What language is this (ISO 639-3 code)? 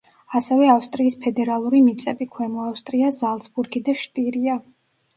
kat